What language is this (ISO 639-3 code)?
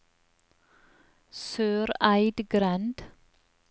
nor